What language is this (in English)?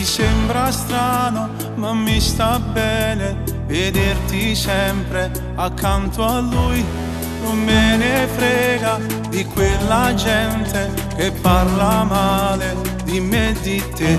Romanian